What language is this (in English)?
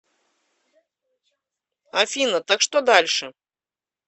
Russian